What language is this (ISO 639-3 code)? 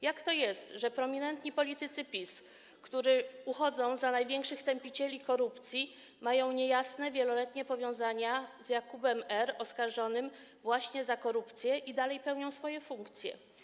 pol